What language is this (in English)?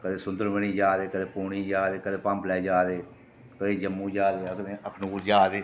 Dogri